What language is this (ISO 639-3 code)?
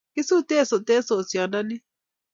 kln